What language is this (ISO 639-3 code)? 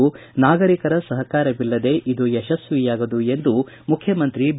kan